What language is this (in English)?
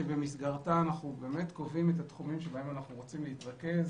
Hebrew